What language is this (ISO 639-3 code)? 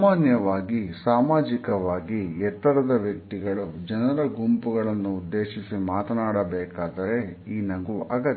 kan